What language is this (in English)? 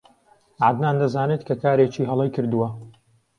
Central Kurdish